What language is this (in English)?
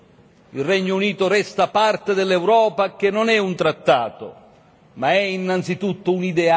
Italian